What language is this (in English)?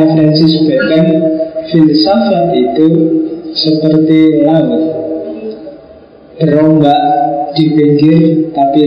Indonesian